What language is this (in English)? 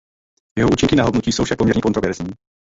Czech